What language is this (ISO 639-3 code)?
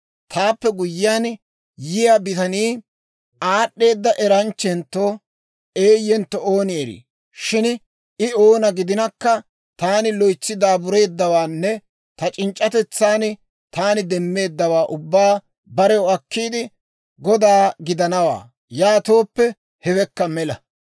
dwr